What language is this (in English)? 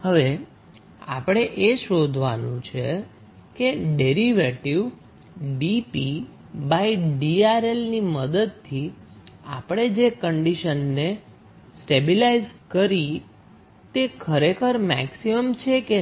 Gujarati